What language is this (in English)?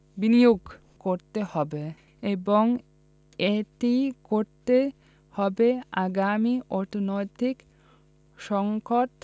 Bangla